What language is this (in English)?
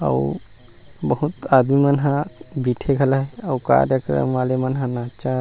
Chhattisgarhi